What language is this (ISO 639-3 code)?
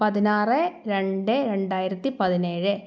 mal